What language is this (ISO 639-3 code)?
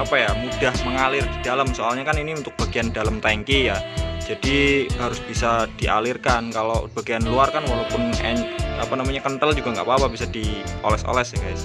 ind